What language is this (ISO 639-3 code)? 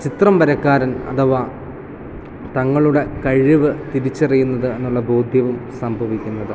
mal